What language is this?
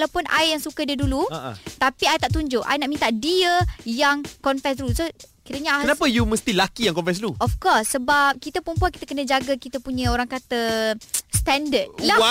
Malay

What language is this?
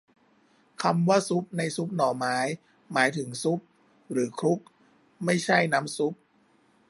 Thai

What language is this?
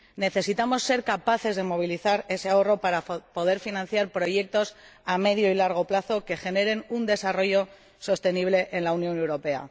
Spanish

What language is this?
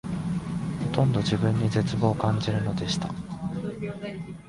Japanese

